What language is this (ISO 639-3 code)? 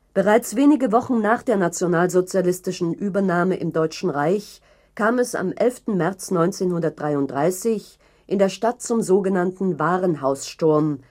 deu